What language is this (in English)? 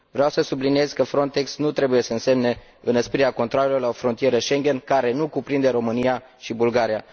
Romanian